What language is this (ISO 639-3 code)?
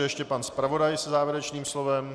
ces